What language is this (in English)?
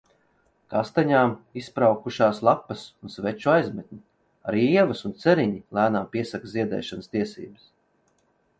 Latvian